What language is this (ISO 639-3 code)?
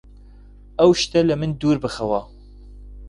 ckb